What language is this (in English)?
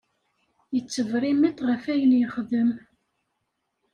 Kabyle